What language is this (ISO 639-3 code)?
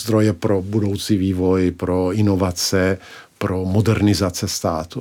ces